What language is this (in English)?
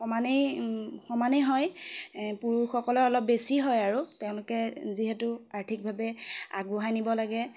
Assamese